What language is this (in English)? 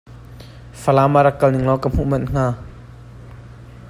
Hakha Chin